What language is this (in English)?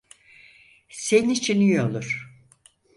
Turkish